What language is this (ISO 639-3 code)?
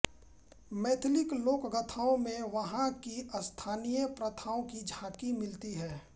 hin